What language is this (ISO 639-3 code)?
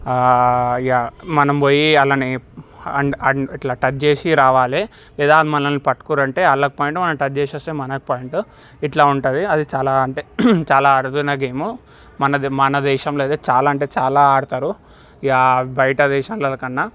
tel